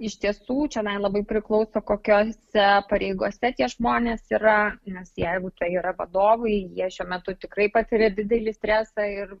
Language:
Lithuanian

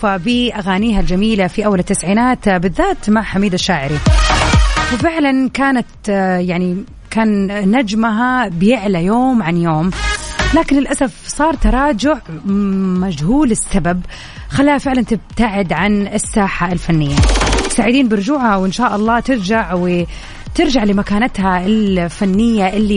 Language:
Arabic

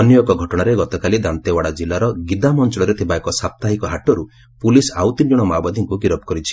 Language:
Odia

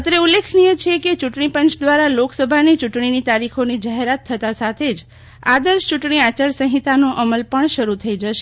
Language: Gujarati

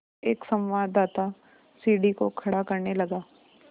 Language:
Hindi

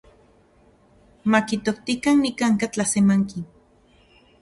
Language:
Central Puebla Nahuatl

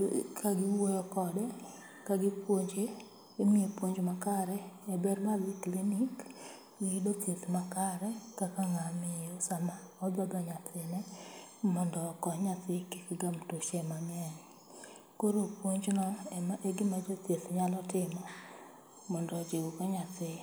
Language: Luo (Kenya and Tanzania)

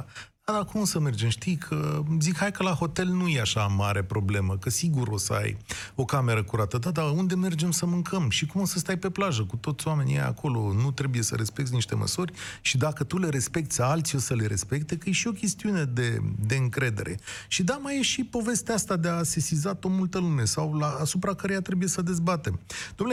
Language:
Romanian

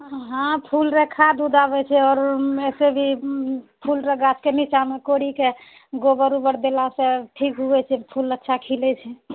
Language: Maithili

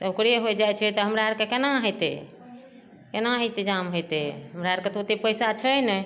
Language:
Maithili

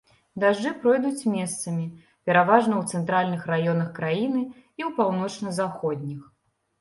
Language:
Belarusian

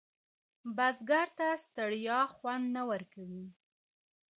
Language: Pashto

